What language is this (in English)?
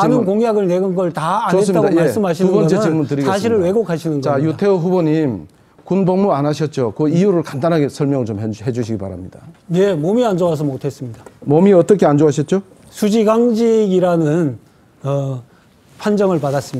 Korean